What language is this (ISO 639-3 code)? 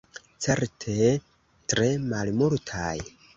epo